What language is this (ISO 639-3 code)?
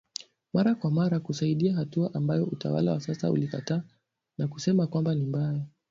swa